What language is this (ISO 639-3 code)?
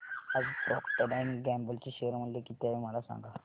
mar